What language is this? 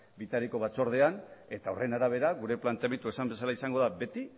Basque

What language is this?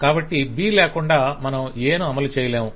Telugu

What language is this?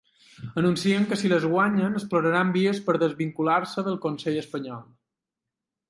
Catalan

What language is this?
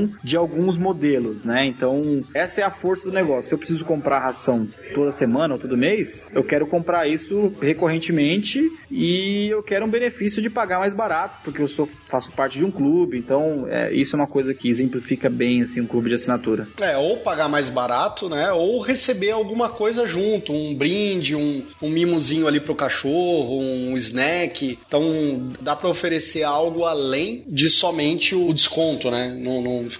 Portuguese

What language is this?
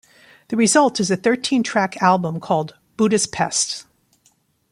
English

